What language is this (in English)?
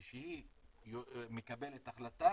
Hebrew